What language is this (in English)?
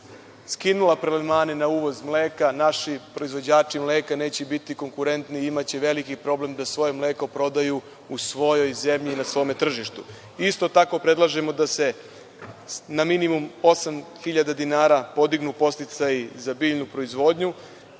Serbian